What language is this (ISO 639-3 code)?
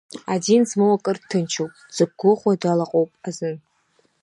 abk